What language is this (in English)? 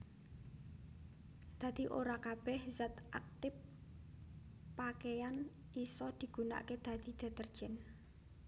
Javanese